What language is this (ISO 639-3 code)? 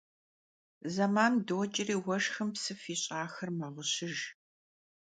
kbd